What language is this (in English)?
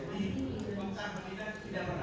Indonesian